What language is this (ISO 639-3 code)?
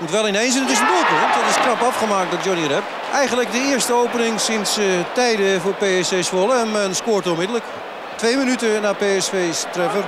nld